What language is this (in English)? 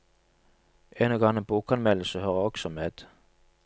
Norwegian